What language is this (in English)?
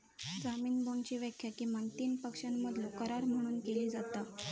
Marathi